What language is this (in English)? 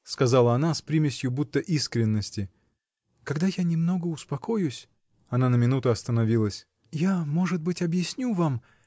Russian